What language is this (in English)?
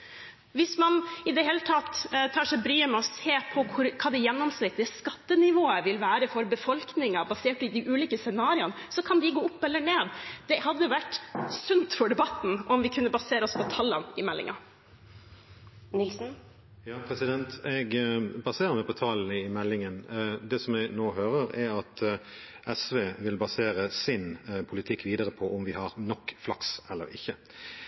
Norwegian Bokmål